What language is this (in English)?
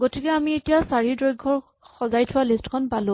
Assamese